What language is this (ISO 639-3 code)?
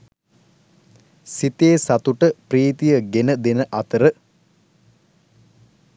sin